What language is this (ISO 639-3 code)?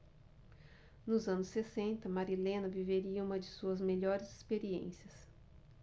por